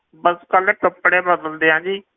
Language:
Punjabi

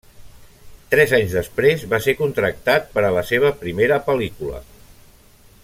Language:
Catalan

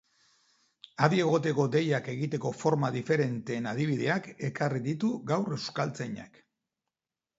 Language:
Basque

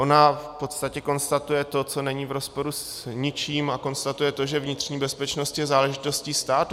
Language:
Czech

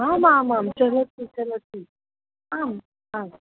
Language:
Sanskrit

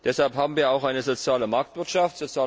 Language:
German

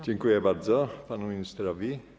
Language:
Polish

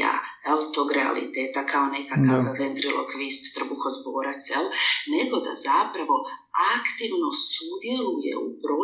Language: Croatian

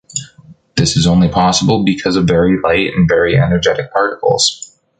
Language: English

